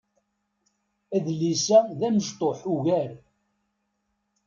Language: Kabyle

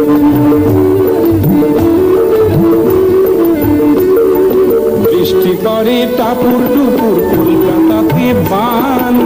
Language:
Romanian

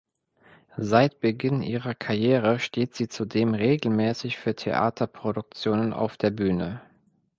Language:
German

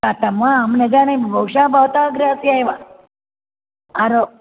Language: Sanskrit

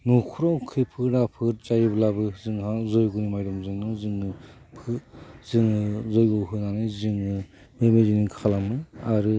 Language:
Bodo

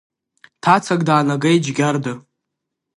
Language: Abkhazian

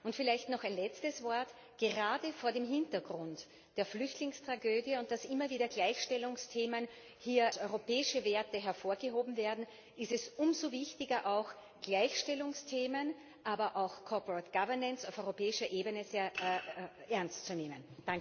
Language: German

